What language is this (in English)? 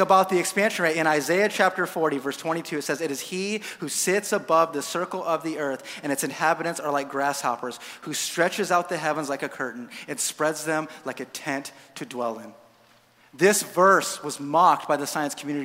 English